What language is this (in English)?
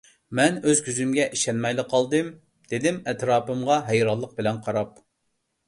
Uyghur